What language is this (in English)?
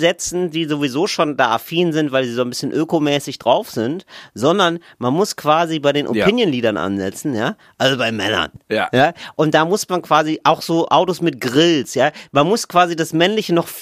German